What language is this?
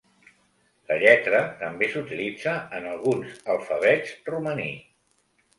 Catalan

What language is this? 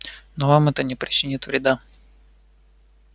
Russian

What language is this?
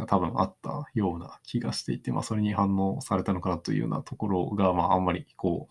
Japanese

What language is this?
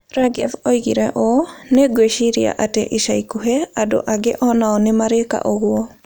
Kikuyu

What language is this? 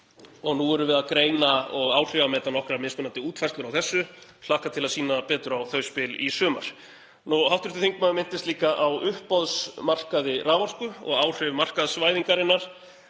Icelandic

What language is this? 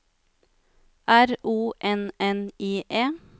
Norwegian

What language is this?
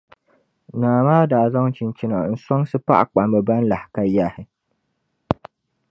Dagbani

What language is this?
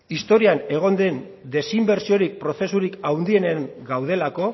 Basque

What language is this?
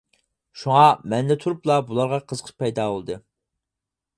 Uyghur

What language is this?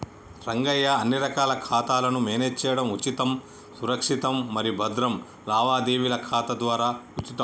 Telugu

